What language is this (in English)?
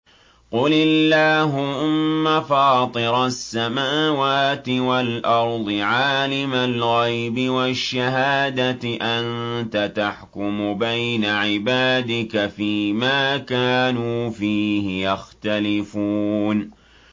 Arabic